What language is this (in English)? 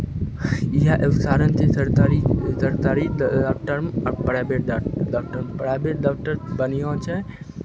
Maithili